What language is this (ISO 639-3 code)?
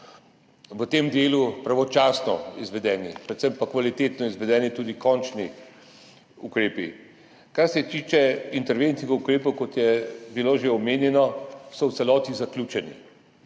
slv